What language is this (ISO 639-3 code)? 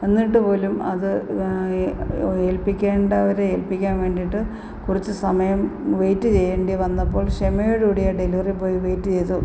mal